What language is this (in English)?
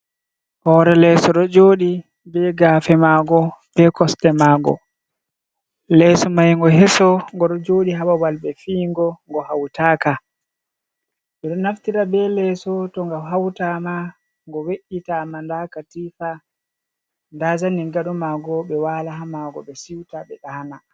Fula